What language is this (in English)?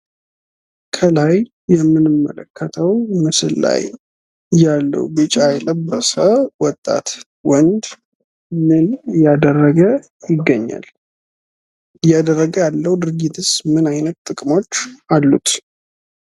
Amharic